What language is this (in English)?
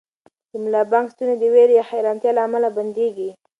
Pashto